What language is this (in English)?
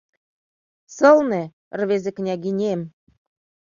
Mari